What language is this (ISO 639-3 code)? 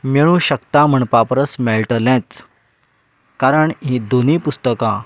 kok